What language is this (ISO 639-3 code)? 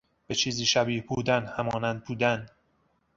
fas